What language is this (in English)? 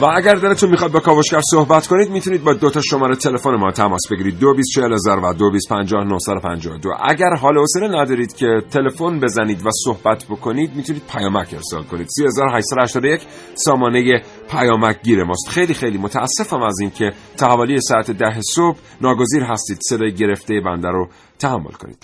Persian